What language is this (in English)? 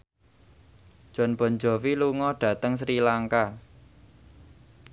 Javanese